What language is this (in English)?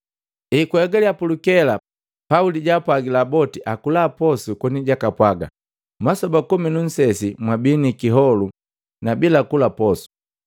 Matengo